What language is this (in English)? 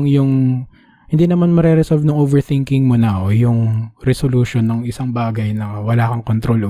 Filipino